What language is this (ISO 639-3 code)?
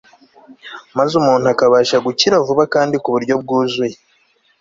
kin